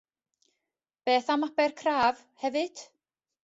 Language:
Welsh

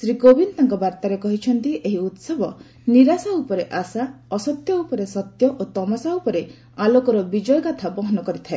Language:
Odia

